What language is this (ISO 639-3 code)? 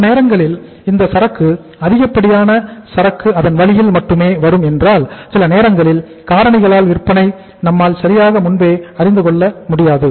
tam